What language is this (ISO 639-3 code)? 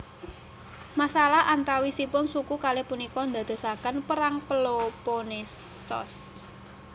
jav